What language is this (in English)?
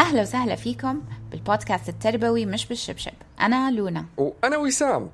Arabic